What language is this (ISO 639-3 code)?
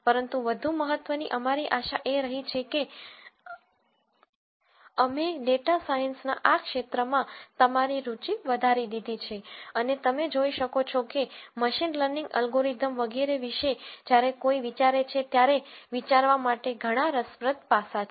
guj